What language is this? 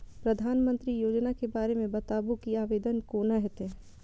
Maithili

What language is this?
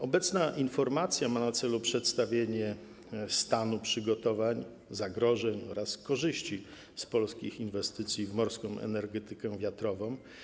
Polish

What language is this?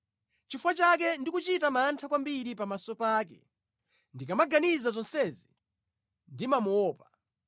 Nyanja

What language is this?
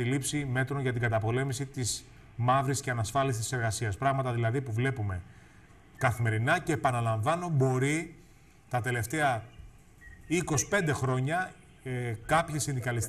Greek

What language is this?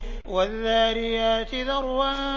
Arabic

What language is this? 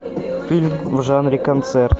Russian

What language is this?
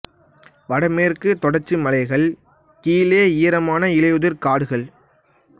Tamil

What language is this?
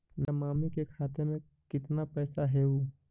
Magahi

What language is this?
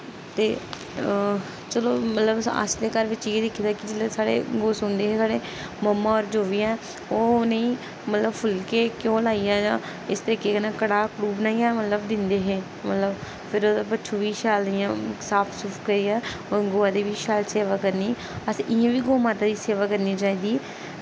Dogri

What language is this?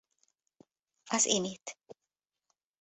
Hungarian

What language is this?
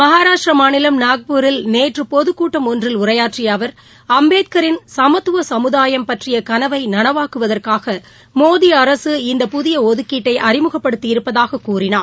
Tamil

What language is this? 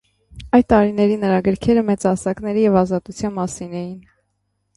Armenian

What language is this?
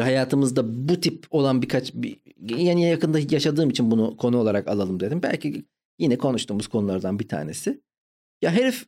Turkish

